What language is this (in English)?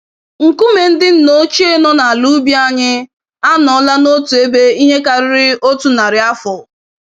Igbo